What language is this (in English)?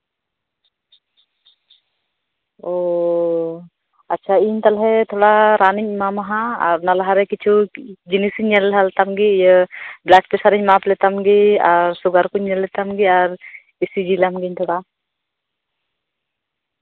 Santali